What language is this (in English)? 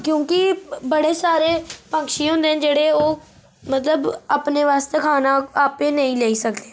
Dogri